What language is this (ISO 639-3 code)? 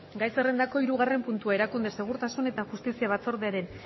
eus